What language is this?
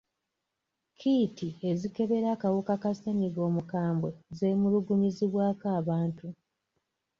Ganda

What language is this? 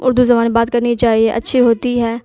Urdu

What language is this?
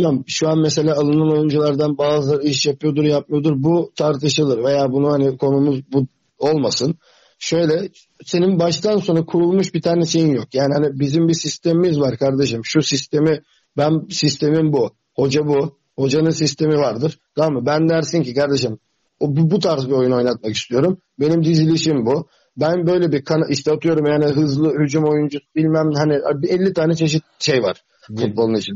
Turkish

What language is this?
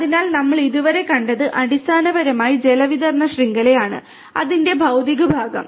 Malayalam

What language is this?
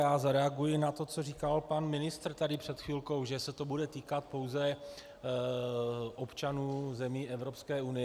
Czech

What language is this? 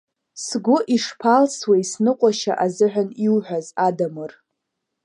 Abkhazian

